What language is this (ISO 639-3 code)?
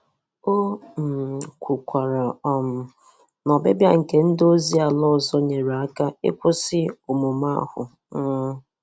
ibo